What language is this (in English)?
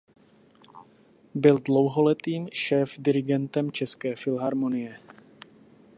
Czech